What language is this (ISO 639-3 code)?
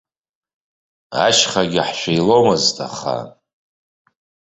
abk